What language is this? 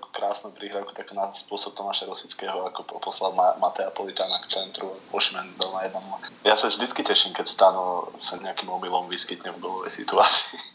Slovak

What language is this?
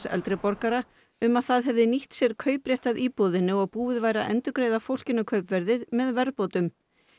Icelandic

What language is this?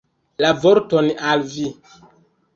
Esperanto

